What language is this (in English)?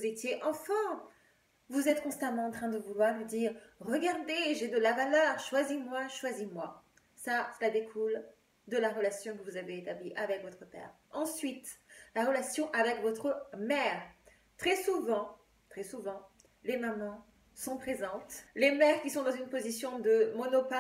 French